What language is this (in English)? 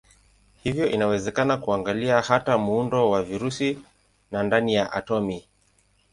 Swahili